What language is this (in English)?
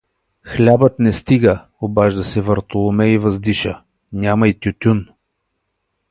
Bulgarian